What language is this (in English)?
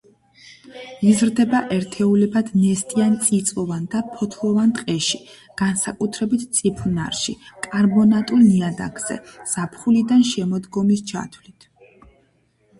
Georgian